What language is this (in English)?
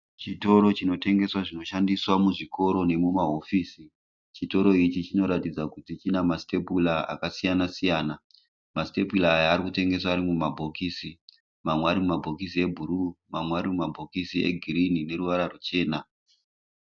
Shona